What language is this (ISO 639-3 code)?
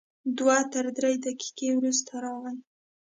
pus